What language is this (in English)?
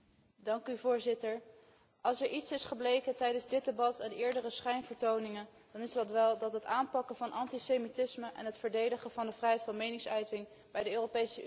Dutch